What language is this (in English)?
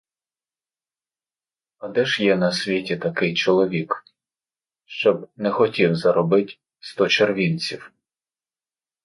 Ukrainian